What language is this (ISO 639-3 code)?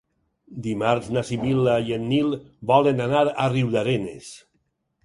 cat